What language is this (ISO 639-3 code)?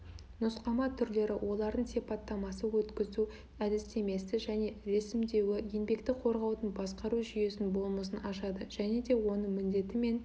kaz